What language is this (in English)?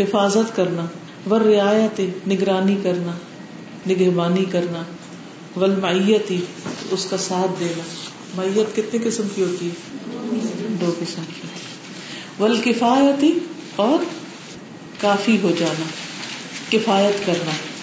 Urdu